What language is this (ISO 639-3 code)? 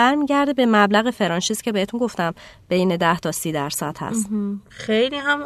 fas